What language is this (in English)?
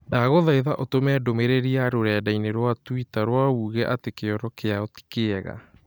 Kikuyu